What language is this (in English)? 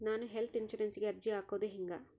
Kannada